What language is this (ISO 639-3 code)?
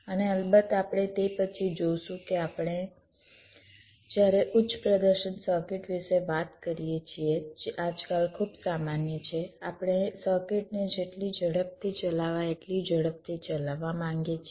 guj